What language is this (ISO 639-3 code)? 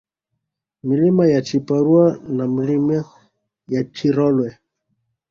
swa